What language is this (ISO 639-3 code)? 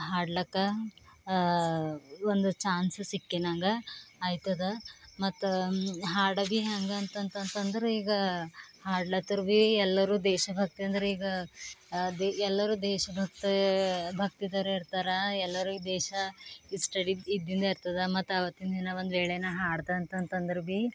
kan